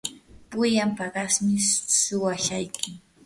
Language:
Yanahuanca Pasco Quechua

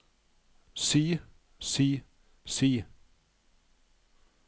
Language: Norwegian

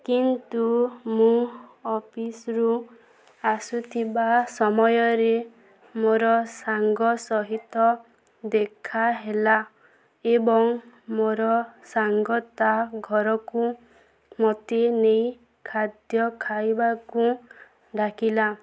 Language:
Odia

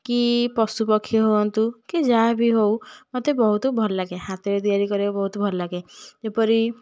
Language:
Odia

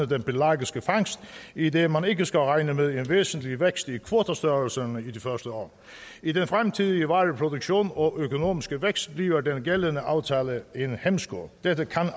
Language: Danish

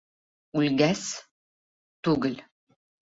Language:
Bashkir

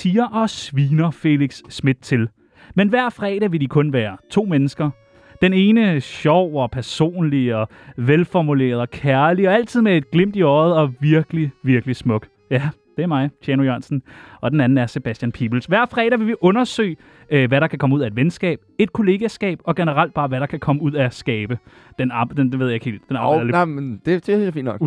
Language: Danish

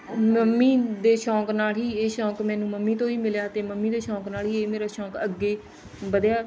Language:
Punjabi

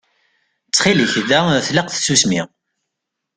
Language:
Kabyle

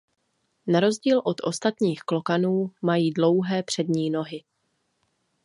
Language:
Czech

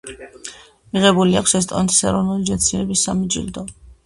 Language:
Georgian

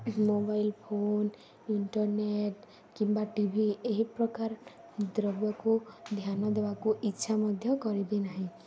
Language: Odia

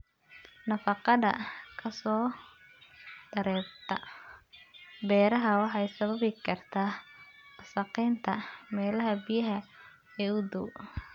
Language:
Somali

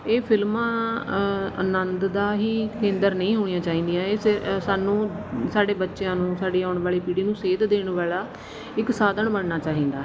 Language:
Punjabi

